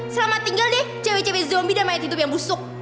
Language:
Indonesian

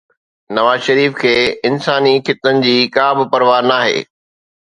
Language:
Sindhi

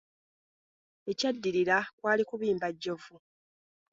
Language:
Ganda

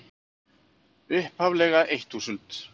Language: Icelandic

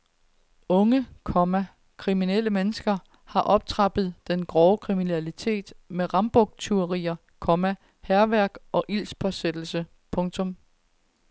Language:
Danish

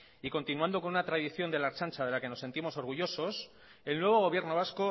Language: Spanish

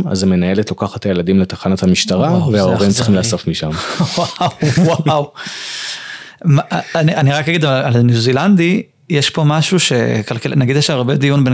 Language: Hebrew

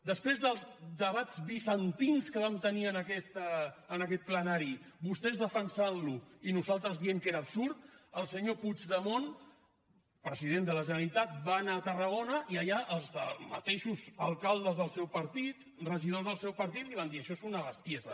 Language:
Catalan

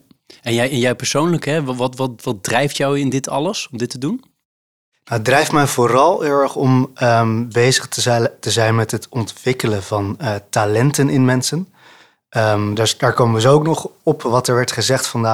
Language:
Dutch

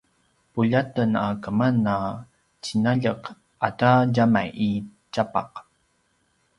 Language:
Paiwan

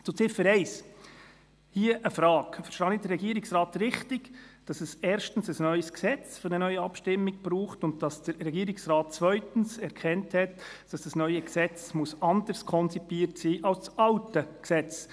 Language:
Swiss German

